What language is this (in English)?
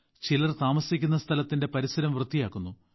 Malayalam